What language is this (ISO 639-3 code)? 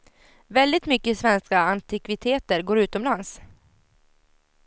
swe